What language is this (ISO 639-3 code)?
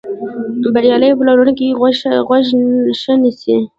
pus